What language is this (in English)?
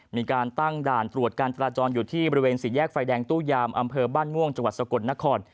Thai